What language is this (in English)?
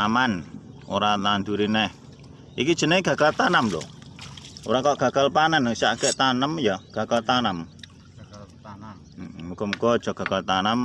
Indonesian